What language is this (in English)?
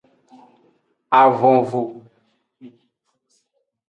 Aja (Benin)